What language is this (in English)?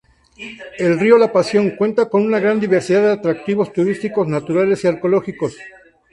Spanish